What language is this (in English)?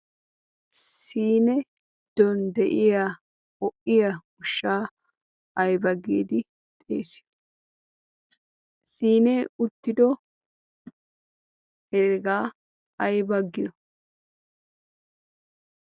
Wolaytta